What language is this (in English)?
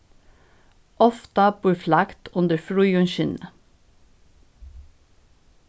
Faroese